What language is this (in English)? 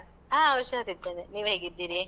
Kannada